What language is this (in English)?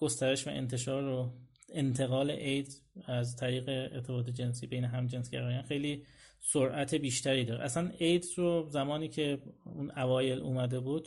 Persian